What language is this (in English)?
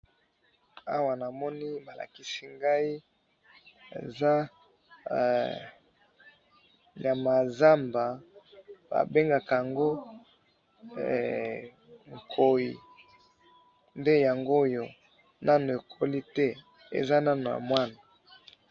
Lingala